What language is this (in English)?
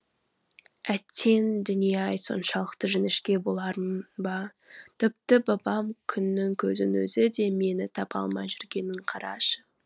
Kazakh